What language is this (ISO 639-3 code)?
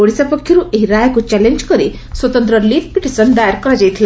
ori